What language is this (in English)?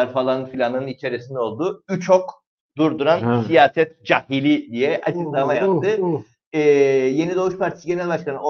Turkish